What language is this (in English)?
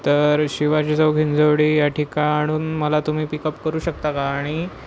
Marathi